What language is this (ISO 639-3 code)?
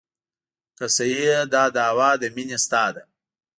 pus